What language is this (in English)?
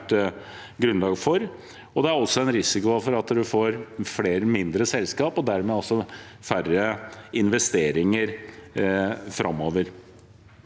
Norwegian